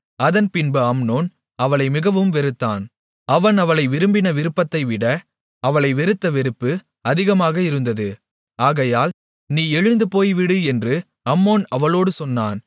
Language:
Tamil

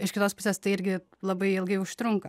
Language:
Lithuanian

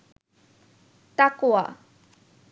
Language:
Bangla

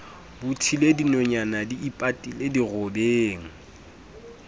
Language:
Southern Sotho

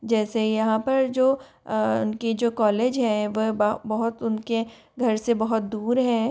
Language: Hindi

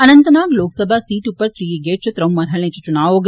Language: Dogri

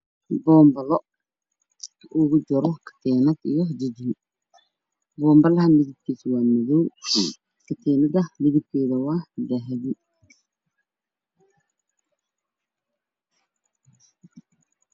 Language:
Somali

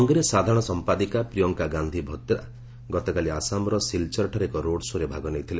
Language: Odia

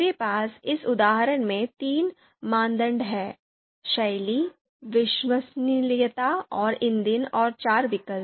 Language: Hindi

